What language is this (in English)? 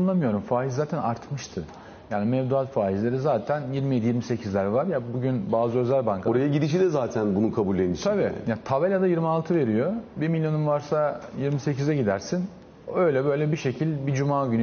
Turkish